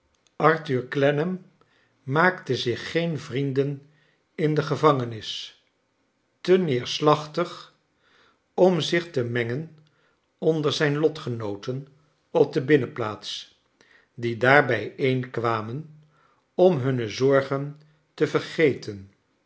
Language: Dutch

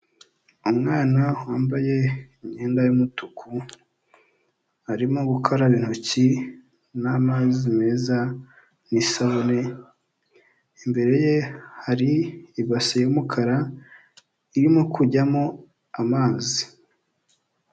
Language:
Kinyarwanda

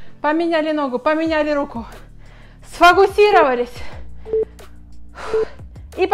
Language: Russian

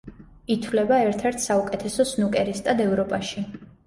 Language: Georgian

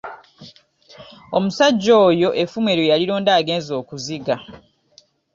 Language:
Ganda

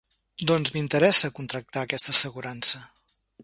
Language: Catalan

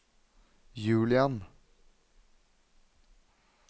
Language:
Norwegian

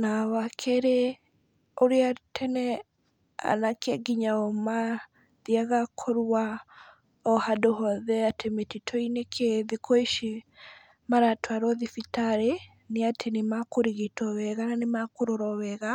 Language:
Kikuyu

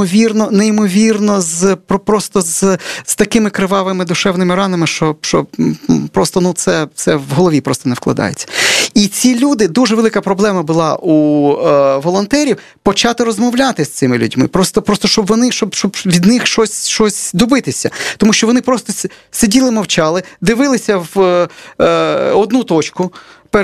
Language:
Ukrainian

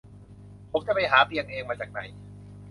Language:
Thai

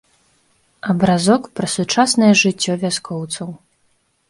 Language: Belarusian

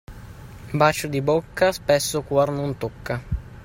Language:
Italian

